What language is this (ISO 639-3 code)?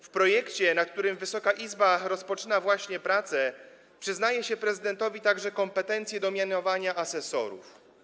pol